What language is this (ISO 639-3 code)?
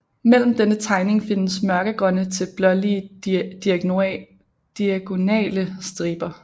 dan